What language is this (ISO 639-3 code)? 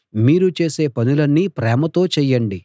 tel